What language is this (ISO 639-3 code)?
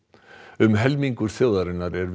isl